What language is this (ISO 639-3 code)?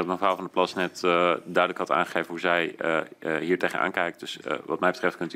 nld